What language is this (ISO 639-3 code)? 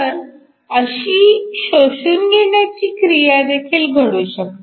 mar